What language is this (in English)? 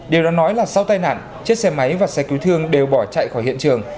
Vietnamese